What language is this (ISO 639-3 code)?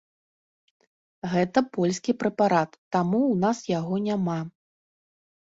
bel